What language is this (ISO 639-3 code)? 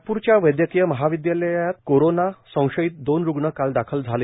mar